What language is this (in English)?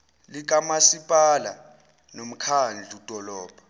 Zulu